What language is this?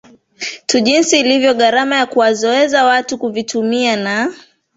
Swahili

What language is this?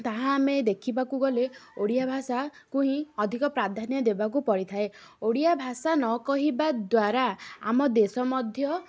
Odia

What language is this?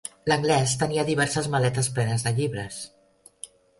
Catalan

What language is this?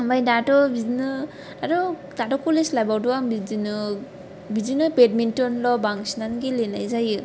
Bodo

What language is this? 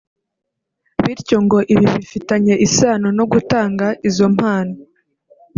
Kinyarwanda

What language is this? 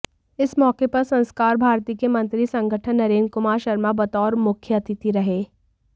Hindi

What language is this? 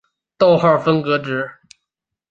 Chinese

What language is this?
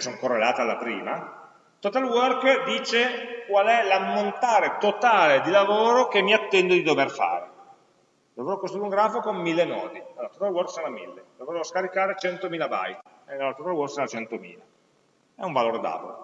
Italian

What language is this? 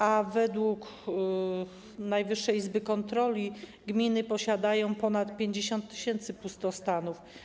Polish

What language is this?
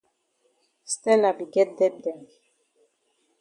Cameroon Pidgin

